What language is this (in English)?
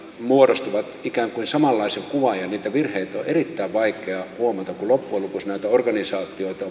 Finnish